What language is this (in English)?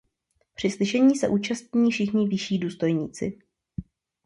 Czech